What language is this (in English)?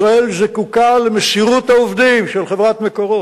Hebrew